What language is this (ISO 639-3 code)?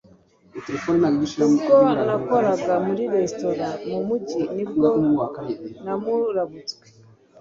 kin